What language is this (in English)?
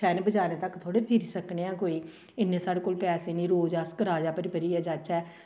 Dogri